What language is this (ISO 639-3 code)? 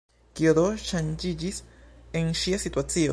epo